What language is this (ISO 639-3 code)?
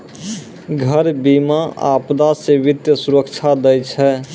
mai